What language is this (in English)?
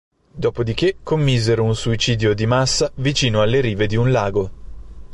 Italian